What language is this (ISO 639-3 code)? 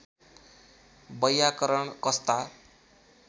nep